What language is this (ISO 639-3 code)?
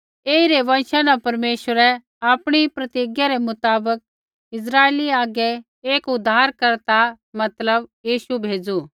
kfx